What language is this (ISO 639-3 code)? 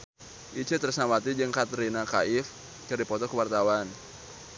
sun